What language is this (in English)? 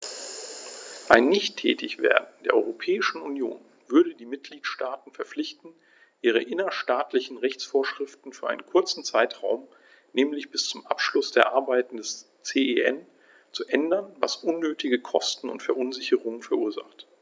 German